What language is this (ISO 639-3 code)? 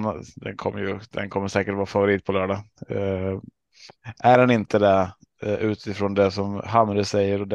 swe